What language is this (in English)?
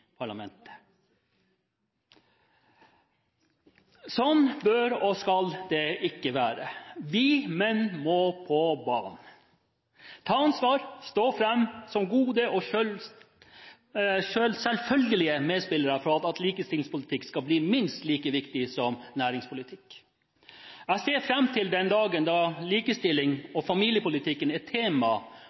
Norwegian Bokmål